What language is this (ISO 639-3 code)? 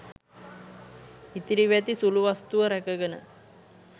sin